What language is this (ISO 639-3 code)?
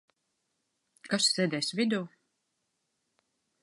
lav